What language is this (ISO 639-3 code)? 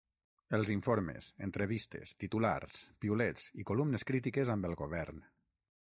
cat